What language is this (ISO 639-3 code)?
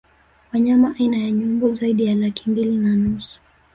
swa